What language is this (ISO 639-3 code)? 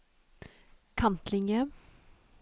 nor